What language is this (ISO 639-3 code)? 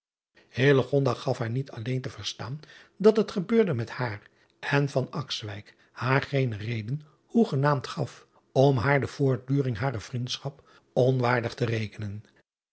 nld